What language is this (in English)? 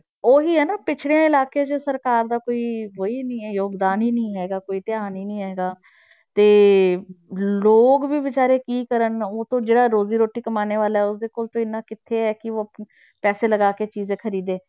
Punjabi